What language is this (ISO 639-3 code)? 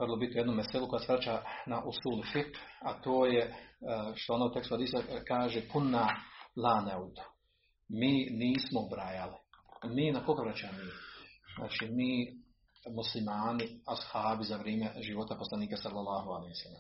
hrv